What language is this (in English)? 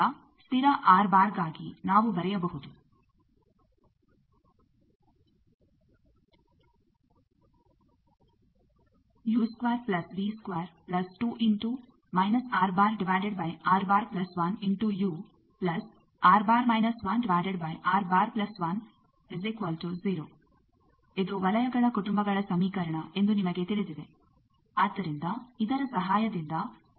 Kannada